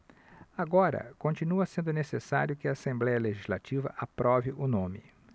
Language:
Portuguese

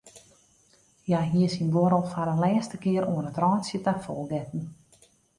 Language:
Western Frisian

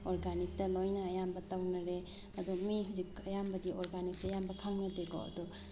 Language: Manipuri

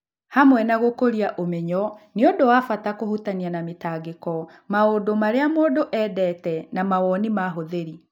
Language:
Kikuyu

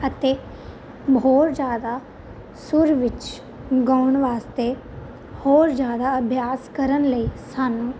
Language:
Punjabi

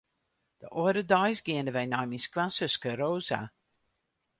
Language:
Western Frisian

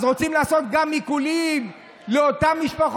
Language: Hebrew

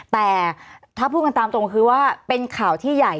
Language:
Thai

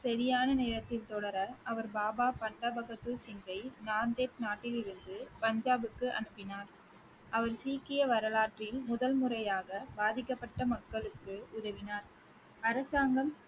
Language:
Tamil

